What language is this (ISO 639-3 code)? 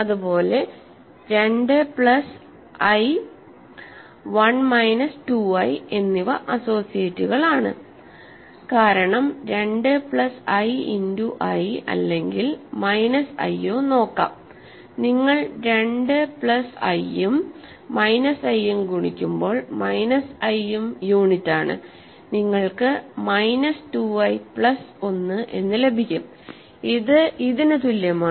mal